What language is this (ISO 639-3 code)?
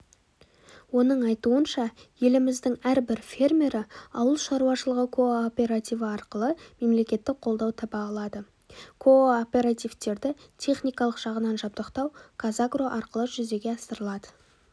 kaz